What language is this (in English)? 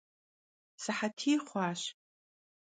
Kabardian